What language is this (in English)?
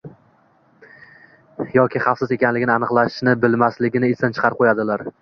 Uzbek